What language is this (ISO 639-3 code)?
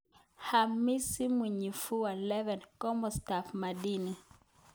kln